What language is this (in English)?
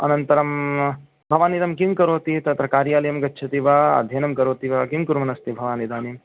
Sanskrit